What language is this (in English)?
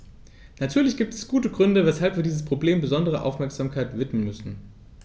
German